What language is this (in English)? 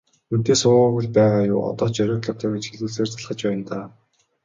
Mongolian